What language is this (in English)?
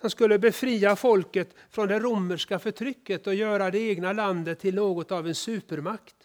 Swedish